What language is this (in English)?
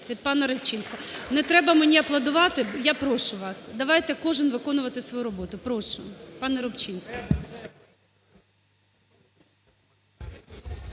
Ukrainian